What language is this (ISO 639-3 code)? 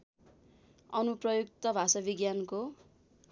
nep